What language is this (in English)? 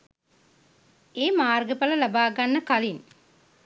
Sinhala